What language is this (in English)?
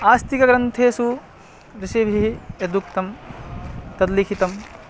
Sanskrit